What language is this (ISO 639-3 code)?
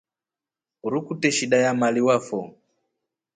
rof